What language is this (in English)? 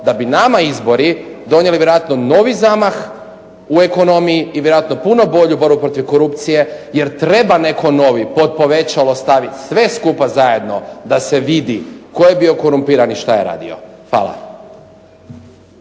Croatian